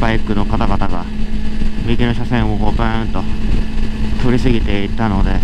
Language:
Japanese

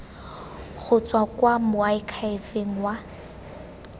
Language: Tswana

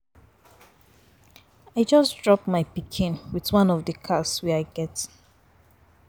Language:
Nigerian Pidgin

